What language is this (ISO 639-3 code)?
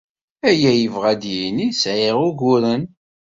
kab